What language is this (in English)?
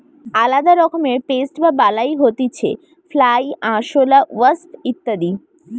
Bangla